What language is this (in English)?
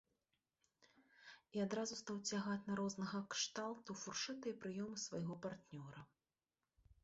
Belarusian